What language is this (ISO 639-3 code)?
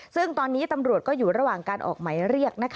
tha